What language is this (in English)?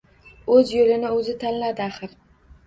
Uzbek